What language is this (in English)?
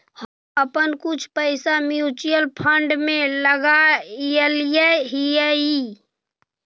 Magahi